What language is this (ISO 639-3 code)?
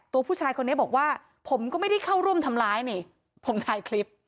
tha